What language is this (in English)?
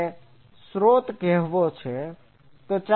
Gujarati